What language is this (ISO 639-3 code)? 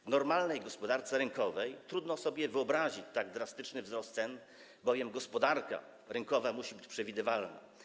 pol